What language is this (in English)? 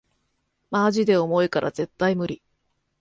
Japanese